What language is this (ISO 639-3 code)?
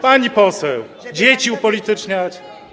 pol